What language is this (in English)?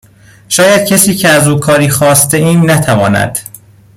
Persian